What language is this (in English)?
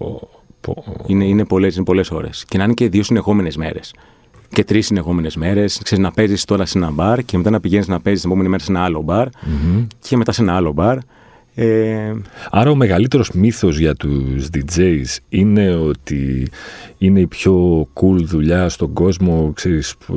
Greek